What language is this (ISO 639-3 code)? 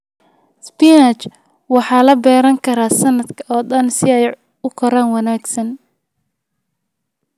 som